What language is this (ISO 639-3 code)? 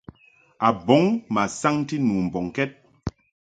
mhk